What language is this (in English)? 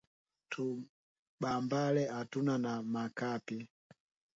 Swahili